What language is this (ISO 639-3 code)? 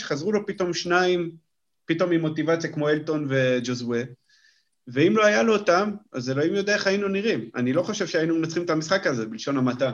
heb